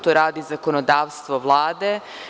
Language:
Serbian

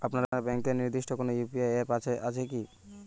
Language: Bangla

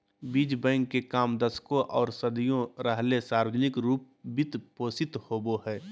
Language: Magahi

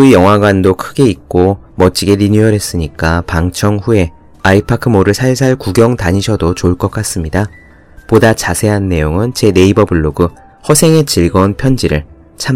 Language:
Korean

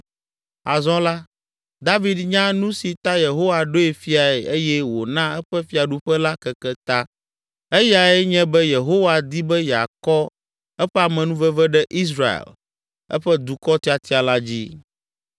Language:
Ewe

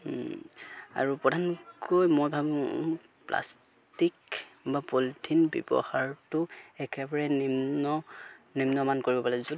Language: Assamese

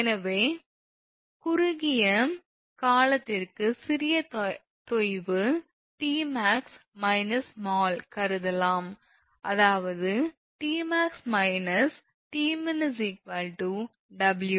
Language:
Tamil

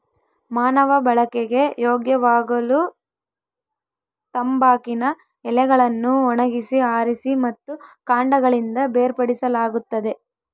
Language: Kannada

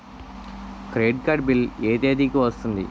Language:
Telugu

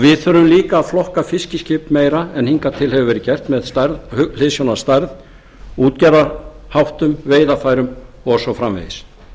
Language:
Icelandic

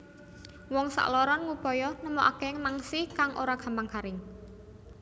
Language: Javanese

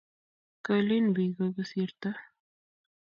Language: Kalenjin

